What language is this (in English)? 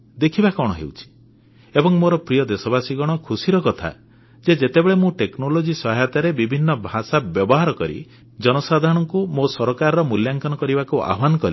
Odia